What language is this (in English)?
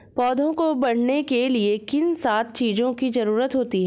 Hindi